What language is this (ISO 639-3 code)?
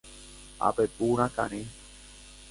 grn